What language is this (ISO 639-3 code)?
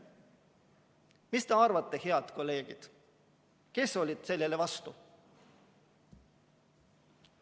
est